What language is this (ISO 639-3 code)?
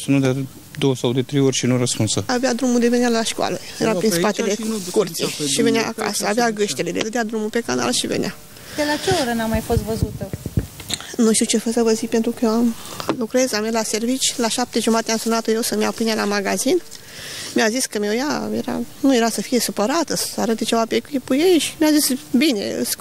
ron